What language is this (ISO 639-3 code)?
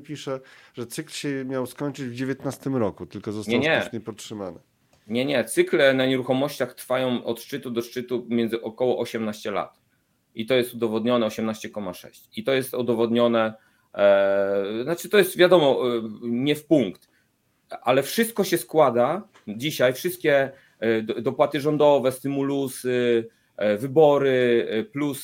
pol